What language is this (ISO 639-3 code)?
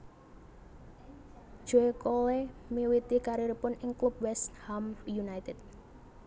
jav